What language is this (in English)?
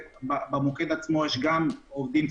Hebrew